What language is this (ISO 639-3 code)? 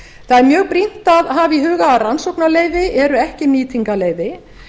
isl